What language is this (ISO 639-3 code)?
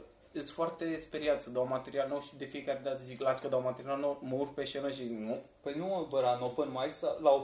ron